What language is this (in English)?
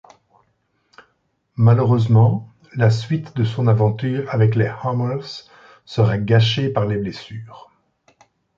French